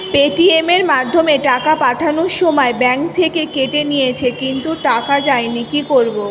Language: Bangla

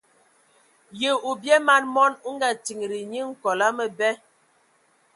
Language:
Ewondo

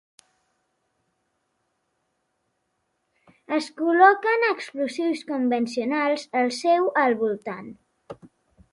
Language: Catalan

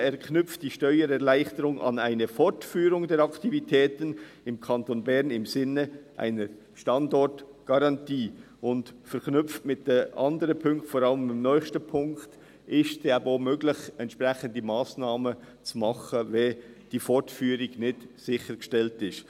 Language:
Swiss German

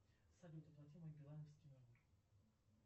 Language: Russian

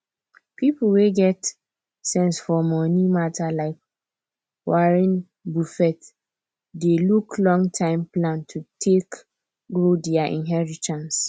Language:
Nigerian Pidgin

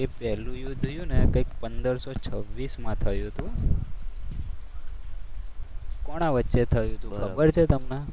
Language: Gujarati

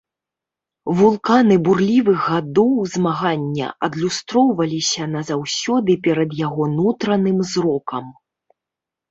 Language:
Belarusian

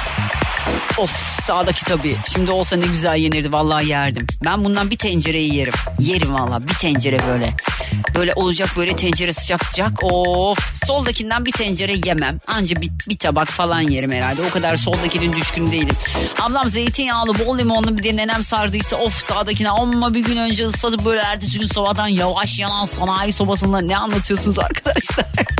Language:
Turkish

